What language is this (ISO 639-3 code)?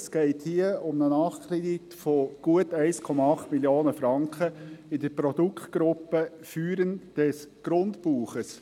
gsw